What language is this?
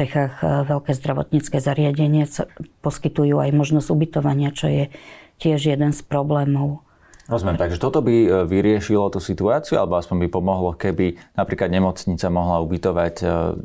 Slovak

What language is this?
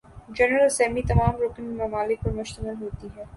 Urdu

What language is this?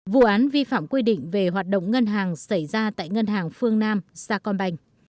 Vietnamese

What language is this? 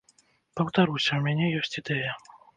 Belarusian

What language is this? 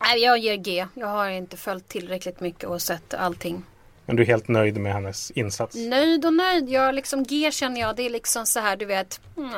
Swedish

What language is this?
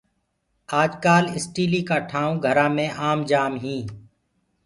Gurgula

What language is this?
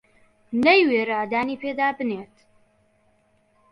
Central Kurdish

